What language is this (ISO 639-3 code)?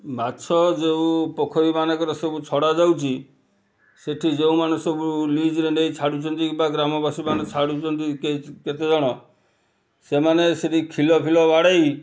ori